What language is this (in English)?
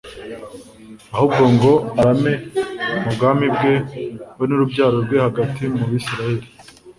Kinyarwanda